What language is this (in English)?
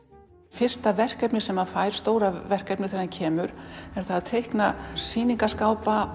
Icelandic